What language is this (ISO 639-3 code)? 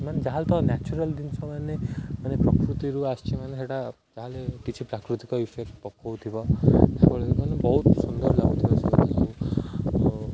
ori